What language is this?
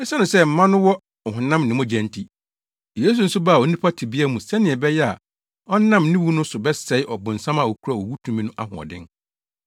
Akan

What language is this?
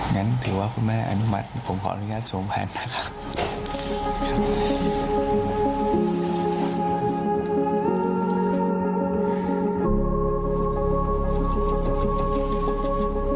Thai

